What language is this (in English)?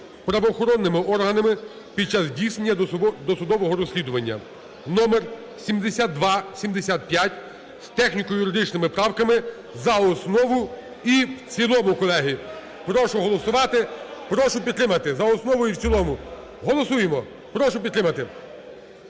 Ukrainian